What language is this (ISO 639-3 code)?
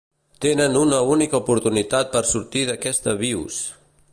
cat